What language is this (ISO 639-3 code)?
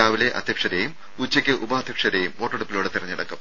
mal